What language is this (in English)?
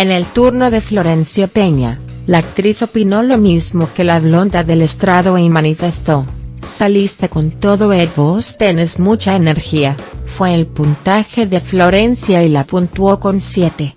Spanish